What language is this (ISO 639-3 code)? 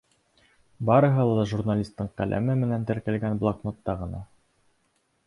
bak